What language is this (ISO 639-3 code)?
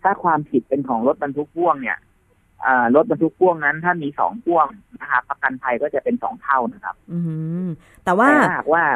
tha